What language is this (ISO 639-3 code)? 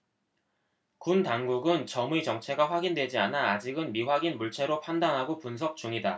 kor